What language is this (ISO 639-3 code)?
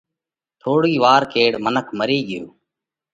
kvx